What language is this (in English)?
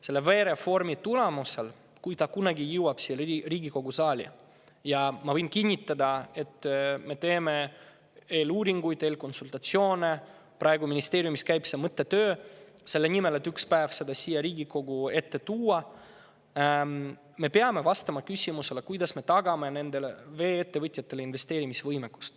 Estonian